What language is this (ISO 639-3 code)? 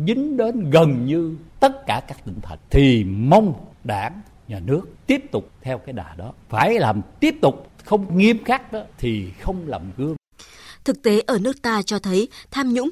vie